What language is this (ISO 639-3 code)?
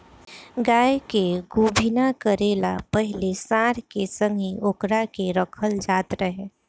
bho